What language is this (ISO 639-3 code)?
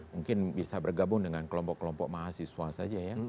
ind